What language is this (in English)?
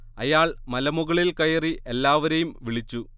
Malayalam